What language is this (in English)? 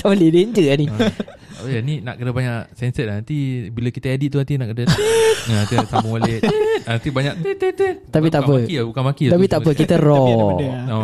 Malay